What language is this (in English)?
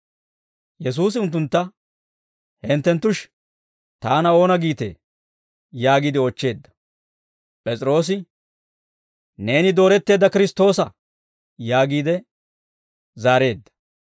Dawro